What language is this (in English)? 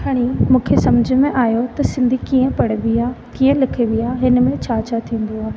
Sindhi